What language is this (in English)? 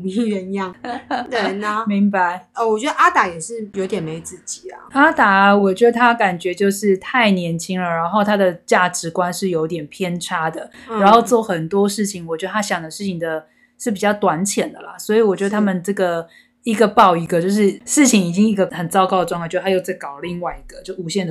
Chinese